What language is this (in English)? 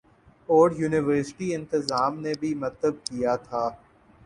Urdu